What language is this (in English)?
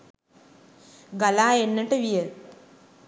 Sinhala